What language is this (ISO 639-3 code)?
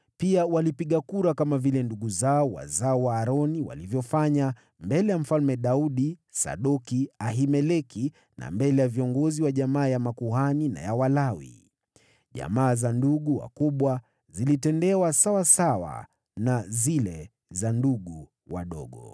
swa